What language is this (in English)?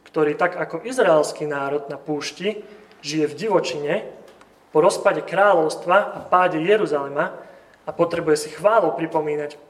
Slovak